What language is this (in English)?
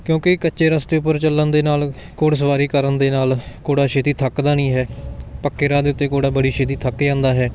Punjabi